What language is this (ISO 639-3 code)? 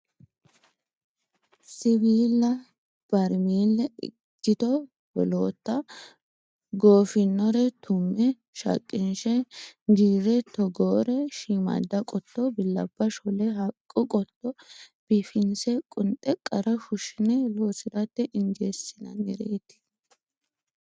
sid